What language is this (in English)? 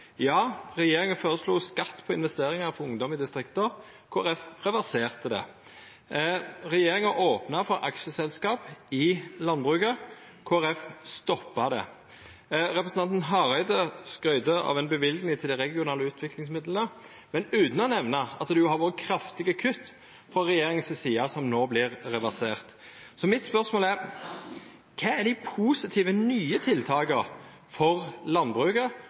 Norwegian Nynorsk